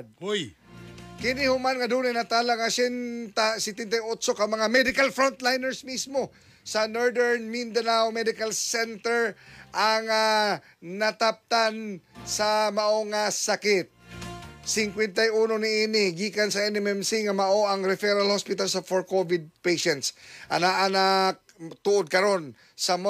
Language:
Filipino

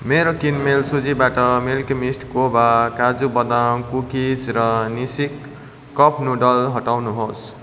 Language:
Nepali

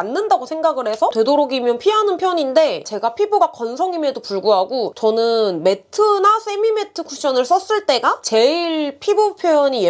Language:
Korean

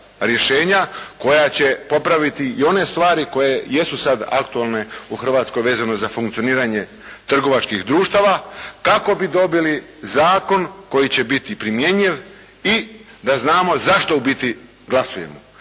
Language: Croatian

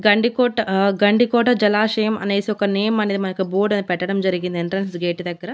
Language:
Telugu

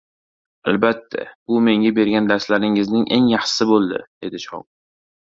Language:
Uzbek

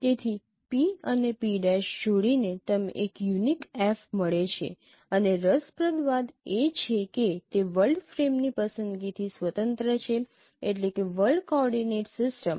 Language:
Gujarati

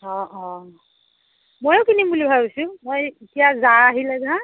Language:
Assamese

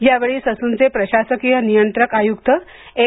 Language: Marathi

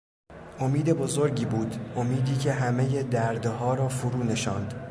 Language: Persian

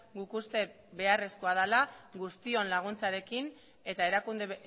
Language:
Basque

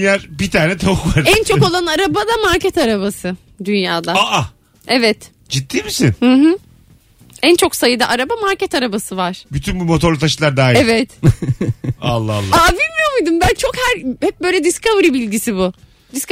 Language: Turkish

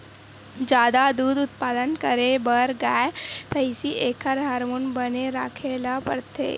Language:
Chhattisgarhi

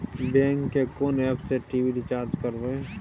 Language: Maithili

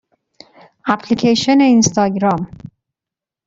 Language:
Persian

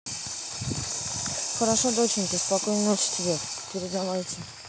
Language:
Russian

